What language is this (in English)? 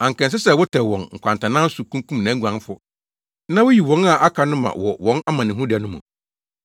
Akan